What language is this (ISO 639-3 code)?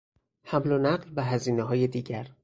fas